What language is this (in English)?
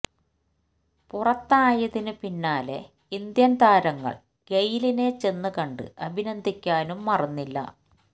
Malayalam